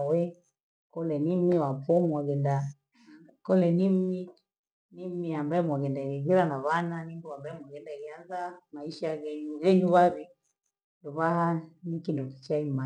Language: Gweno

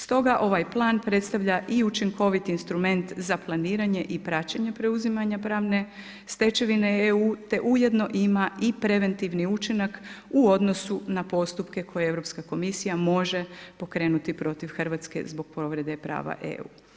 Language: Croatian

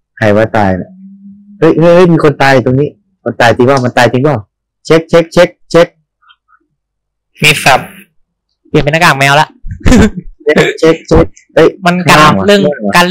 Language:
Thai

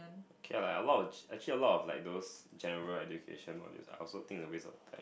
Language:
English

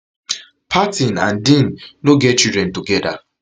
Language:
Nigerian Pidgin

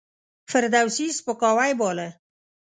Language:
Pashto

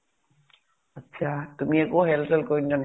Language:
Assamese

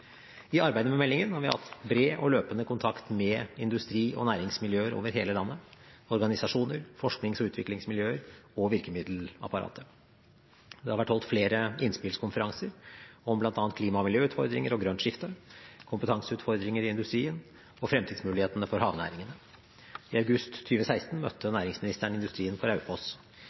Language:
Norwegian Bokmål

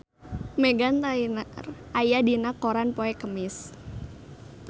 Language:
Sundanese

